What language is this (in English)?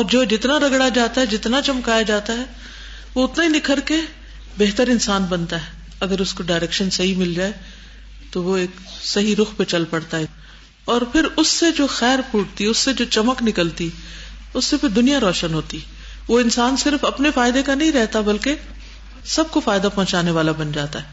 Urdu